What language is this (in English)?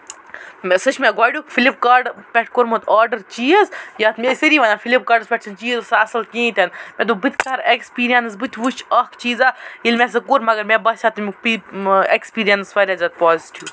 Kashmiri